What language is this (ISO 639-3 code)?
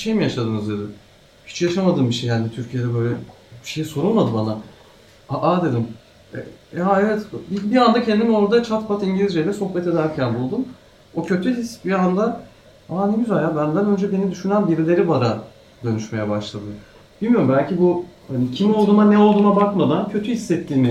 tur